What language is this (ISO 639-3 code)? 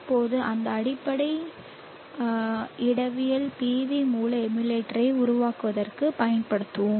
tam